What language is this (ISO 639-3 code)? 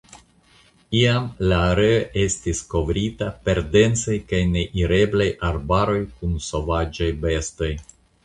epo